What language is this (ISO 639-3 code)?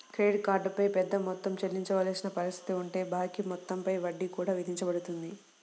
tel